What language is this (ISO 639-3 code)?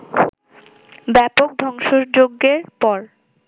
ben